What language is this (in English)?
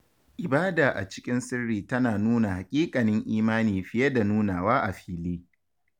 Hausa